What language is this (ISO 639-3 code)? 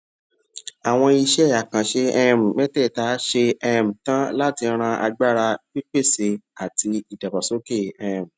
yor